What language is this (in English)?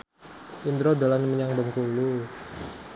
Javanese